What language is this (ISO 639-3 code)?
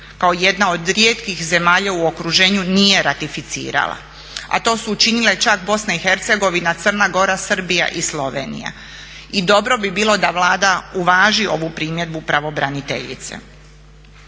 hrv